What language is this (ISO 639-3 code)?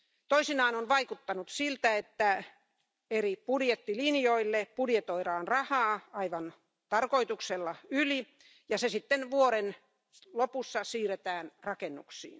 fin